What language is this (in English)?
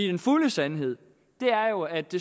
Danish